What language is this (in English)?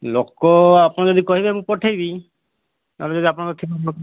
Odia